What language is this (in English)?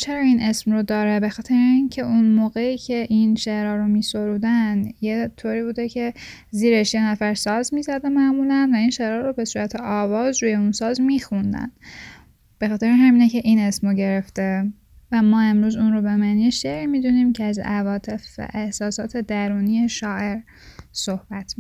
Persian